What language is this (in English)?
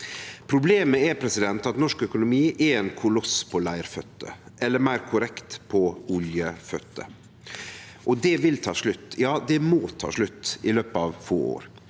Norwegian